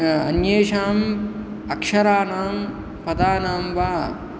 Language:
Sanskrit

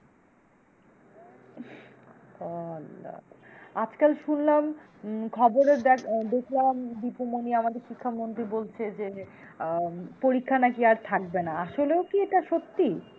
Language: Bangla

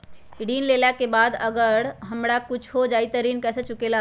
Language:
Magahi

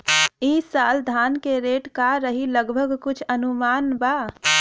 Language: Bhojpuri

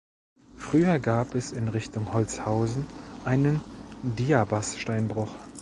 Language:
German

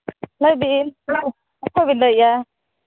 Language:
Santali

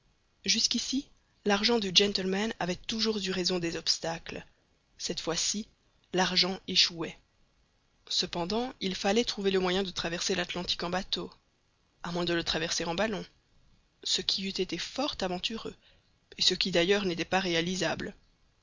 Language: French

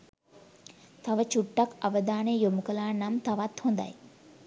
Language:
Sinhala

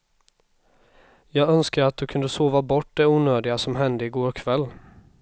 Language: Swedish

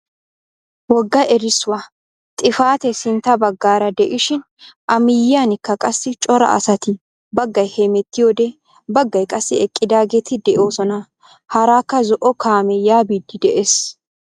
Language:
Wolaytta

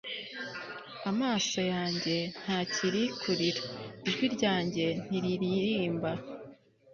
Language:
Kinyarwanda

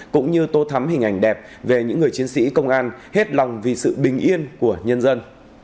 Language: Vietnamese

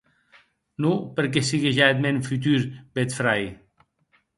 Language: Occitan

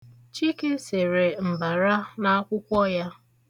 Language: Igbo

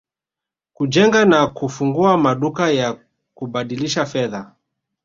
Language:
Swahili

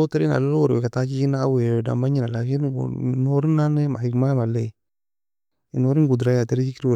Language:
Nobiin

